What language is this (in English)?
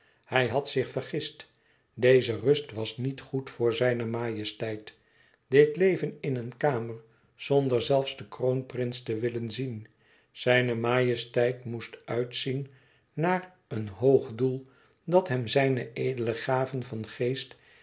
Dutch